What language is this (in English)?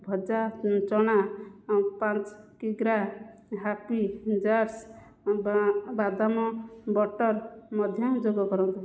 Odia